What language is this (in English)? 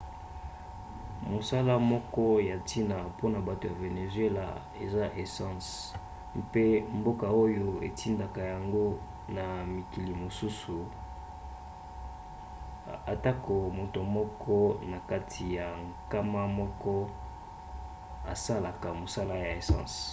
Lingala